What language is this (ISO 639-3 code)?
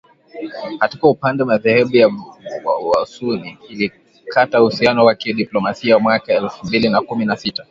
swa